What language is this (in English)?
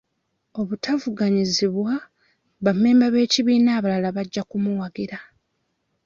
Ganda